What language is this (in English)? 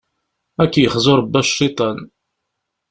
Kabyle